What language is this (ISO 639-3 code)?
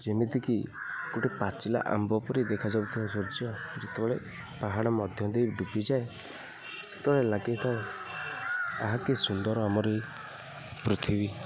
ori